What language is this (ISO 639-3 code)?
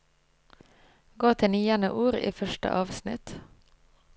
nor